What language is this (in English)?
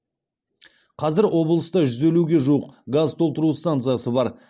Kazakh